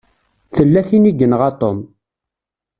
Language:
Kabyle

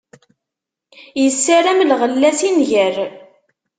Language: Kabyle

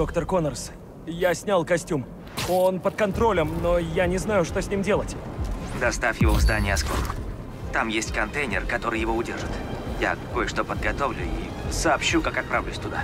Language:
Russian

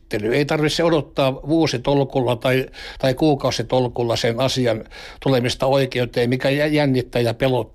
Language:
Finnish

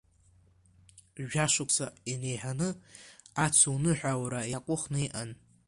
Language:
Abkhazian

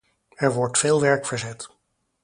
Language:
Dutch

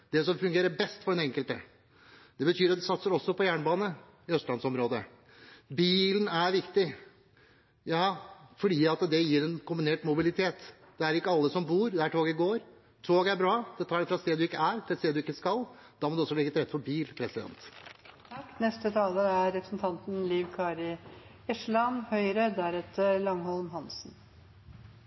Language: Norwegian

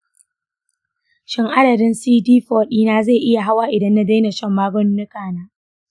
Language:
Hausa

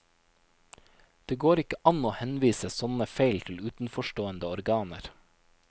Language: Norwegian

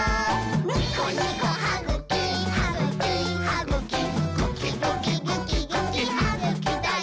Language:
Japanese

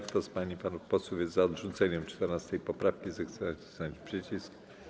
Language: Polish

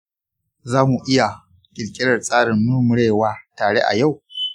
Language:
Hausa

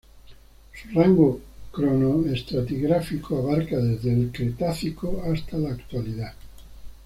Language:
Spanish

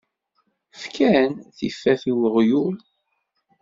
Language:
Kabyle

